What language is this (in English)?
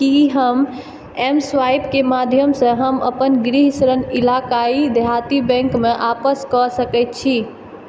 Maithili